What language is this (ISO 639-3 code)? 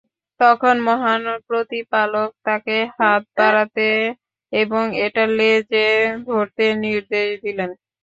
ben